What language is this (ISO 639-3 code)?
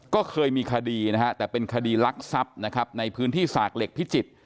tha